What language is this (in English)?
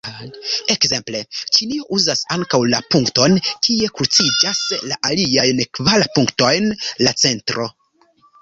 Esperanto